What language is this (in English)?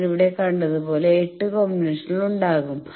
Malayalam